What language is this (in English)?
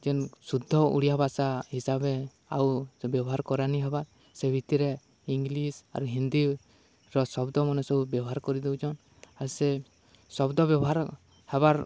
Odia